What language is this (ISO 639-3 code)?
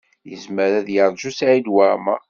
kab